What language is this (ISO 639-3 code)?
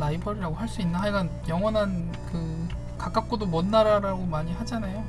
kor